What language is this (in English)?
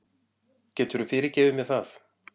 Icelandic